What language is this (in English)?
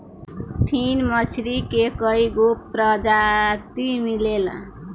Bhojpuri